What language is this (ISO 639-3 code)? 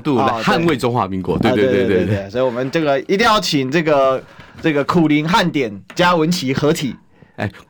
zho